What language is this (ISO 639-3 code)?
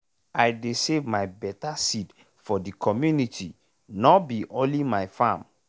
pcm